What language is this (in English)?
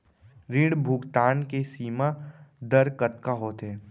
Chhattisgarhi